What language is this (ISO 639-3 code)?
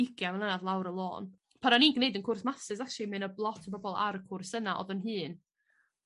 cym